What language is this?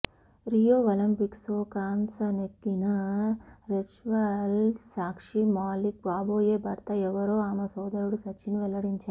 Telugu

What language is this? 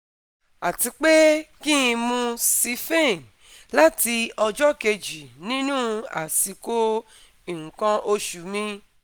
Yoruba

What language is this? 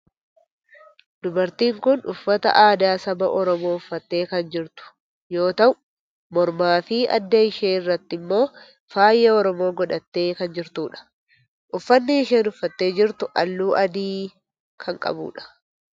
Oromo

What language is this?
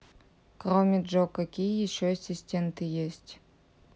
Russian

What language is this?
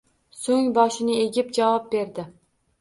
Uzbek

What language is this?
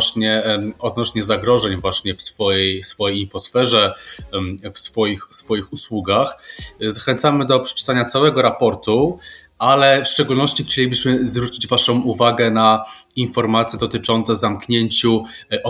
Polish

